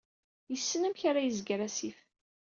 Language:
Kabyle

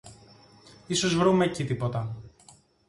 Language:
Greek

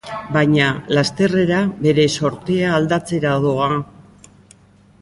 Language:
Basque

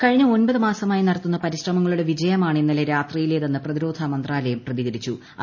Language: Malayalam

